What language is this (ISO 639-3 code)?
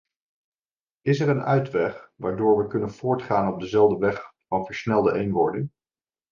nld